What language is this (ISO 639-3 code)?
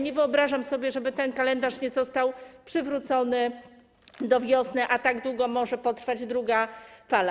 pol